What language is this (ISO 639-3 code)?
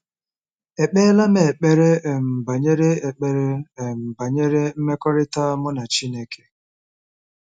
ibo